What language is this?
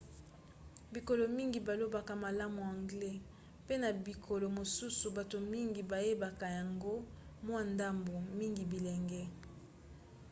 Lingala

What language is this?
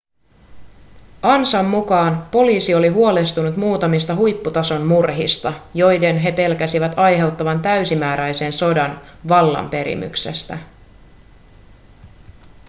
Finnish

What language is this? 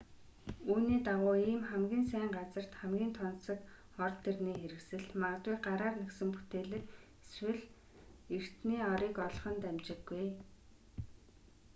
Mongolian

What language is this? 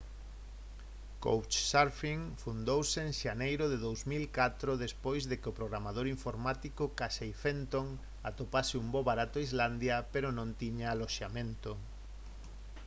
Galician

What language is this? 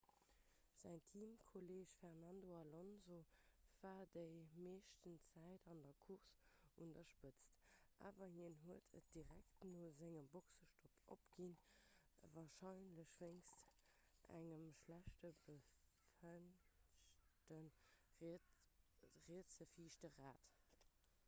Luxembourgish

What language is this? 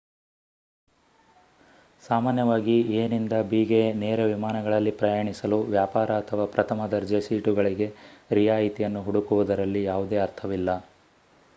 Kannada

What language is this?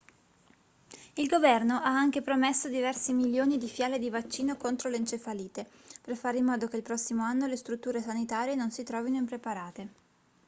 Italian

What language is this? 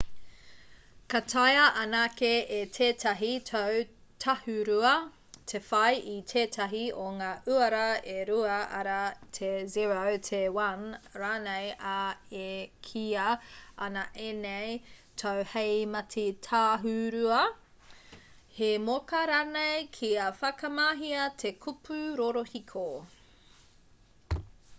Māori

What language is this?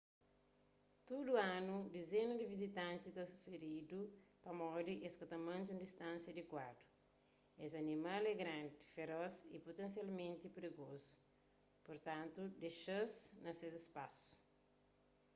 Kabuverdianu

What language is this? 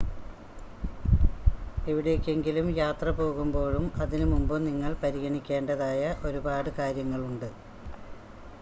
Malayalam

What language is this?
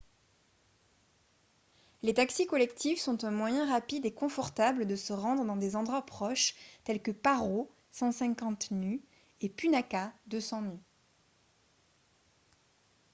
French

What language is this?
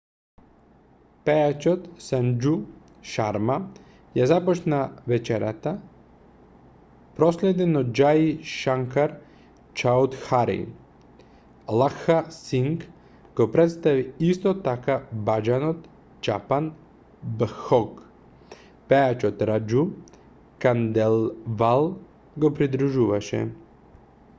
Macedonian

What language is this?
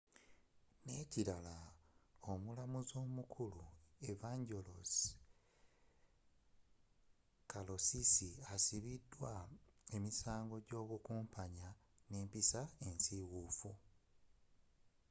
Ganda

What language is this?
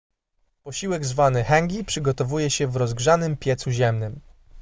Polish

